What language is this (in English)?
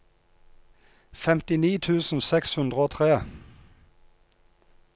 Norwegian